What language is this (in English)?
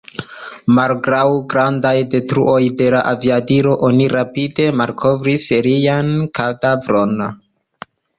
Esperanto